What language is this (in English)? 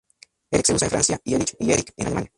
Spanish